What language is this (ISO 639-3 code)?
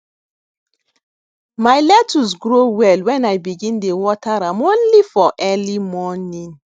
pcm